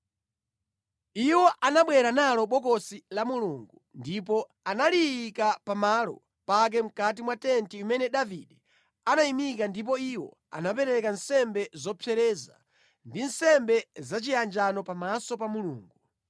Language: Nyanja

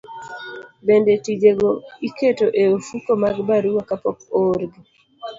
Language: Luo (Kenya and Tanzania)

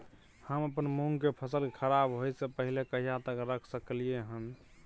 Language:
Maithili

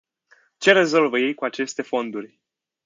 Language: Romanian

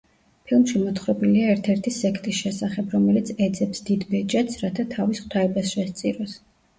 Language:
Georgian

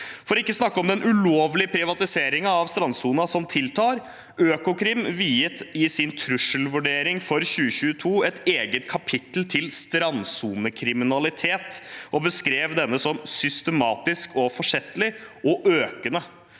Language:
Norwegian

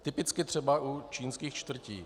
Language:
Czech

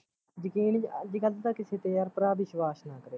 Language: Punjabi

